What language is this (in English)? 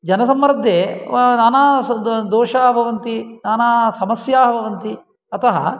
Sanskrit